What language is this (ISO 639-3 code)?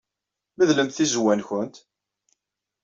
kab